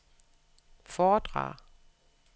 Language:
Danish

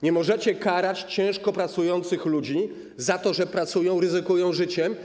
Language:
Polish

